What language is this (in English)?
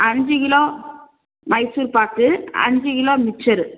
Tamil